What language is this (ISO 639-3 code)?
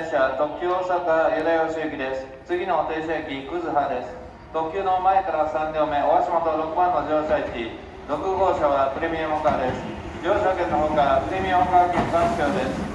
jpn